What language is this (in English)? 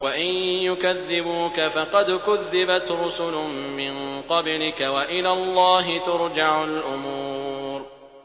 Arabic